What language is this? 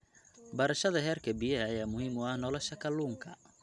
Somali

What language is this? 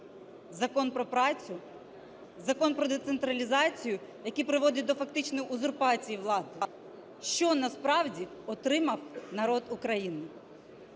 Ukrainian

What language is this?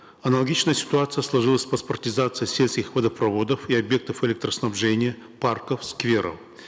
Kazakh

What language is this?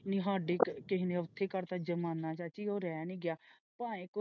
Punjabi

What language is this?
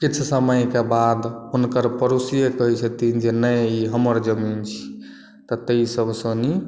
Maithili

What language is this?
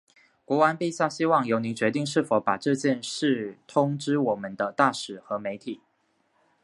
Chinese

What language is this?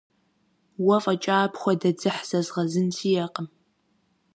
Kabardian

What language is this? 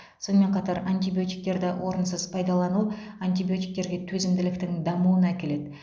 Kazakh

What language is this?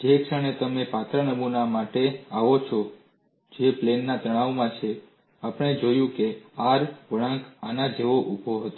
Gujarati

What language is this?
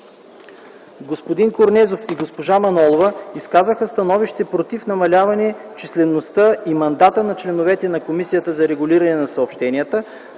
Bulgarian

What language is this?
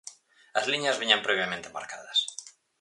Galician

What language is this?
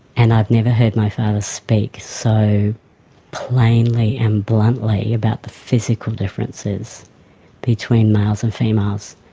English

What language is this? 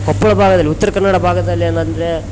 Kannada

